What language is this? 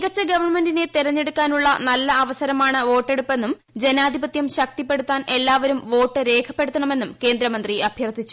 Malayalam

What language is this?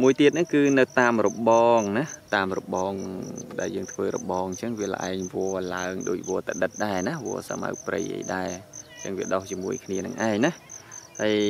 Thai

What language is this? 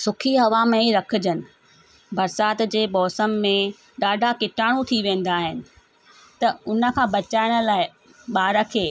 Sindhi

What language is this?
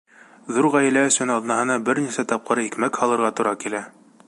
Bashkir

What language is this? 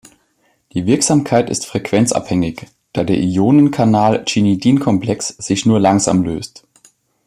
German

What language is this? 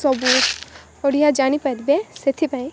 Odia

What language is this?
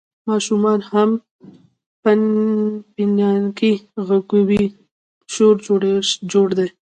Pashto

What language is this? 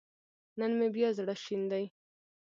Pashto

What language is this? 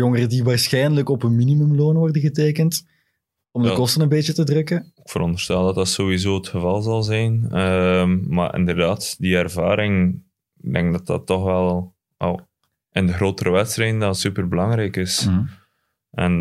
Dutch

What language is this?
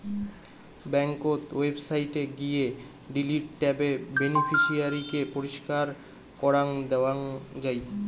Bangla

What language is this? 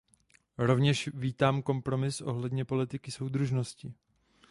Czech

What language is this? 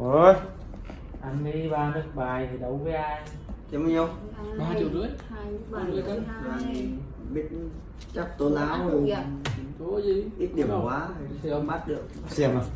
Vietnamese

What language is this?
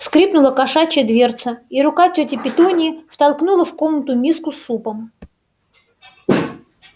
Russian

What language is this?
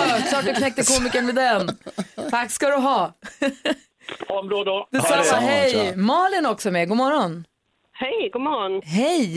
Swedish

